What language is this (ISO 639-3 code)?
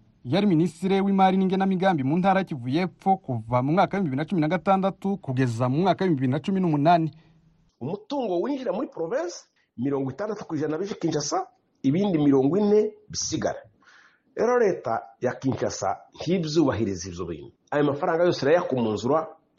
swa